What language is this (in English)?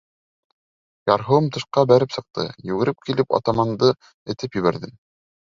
Bashkir